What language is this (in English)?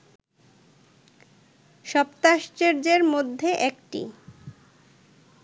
Bangla